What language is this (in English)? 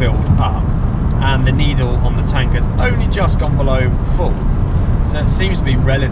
English